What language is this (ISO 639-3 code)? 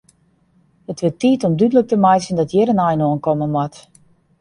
fry